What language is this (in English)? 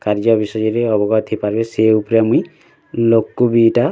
Odia